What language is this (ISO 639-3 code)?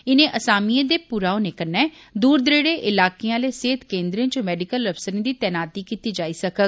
doi